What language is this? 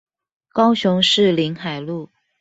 Chinese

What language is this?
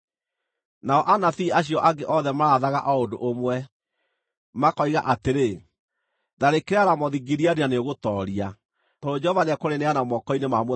Kikuyu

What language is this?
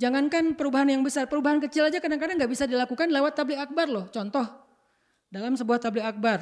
Indonesian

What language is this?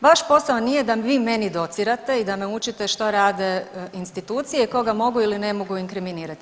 Croatian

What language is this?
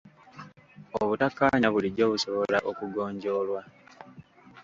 Ganda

